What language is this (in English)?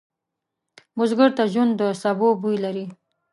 Pashto